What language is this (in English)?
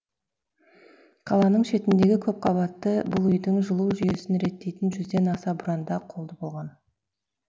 Kazakh